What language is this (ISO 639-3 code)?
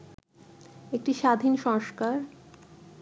ben